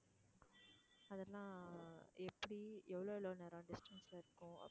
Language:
Tamil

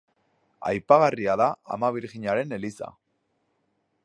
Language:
Basque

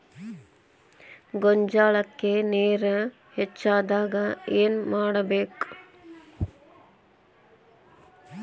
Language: Kannada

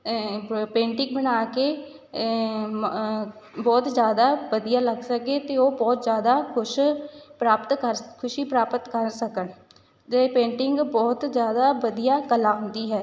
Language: Punjabi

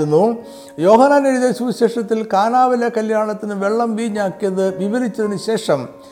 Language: Malayalam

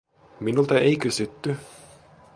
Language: Finnish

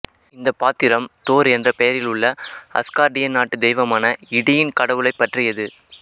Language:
Tamil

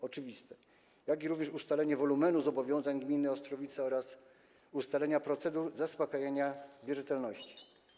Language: Polish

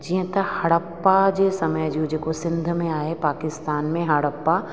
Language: Sindhi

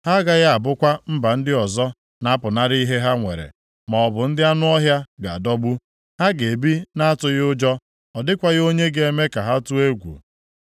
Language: Igbo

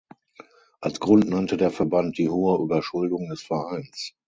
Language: German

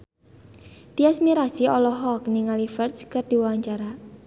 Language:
Sundanese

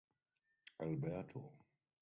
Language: English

